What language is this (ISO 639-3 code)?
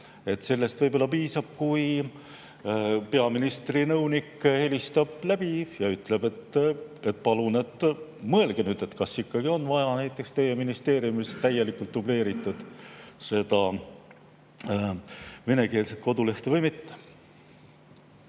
est